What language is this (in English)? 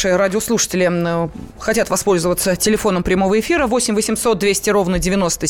Russian